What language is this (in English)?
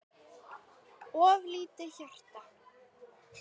Icelandic